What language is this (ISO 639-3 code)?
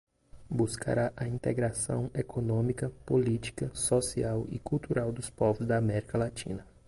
por